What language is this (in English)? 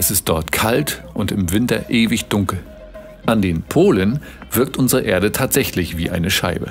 German